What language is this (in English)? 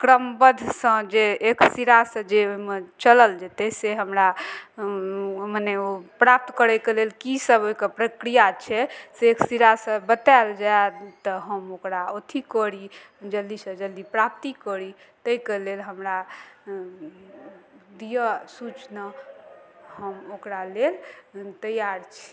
Maithili